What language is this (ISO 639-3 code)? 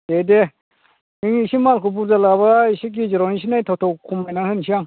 brx